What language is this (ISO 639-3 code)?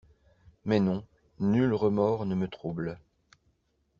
fra